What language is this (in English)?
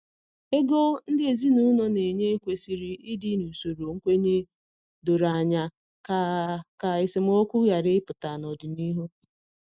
Igbo